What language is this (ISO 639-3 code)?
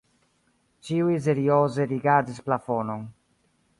epo